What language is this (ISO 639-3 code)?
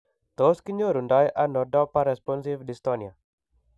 kln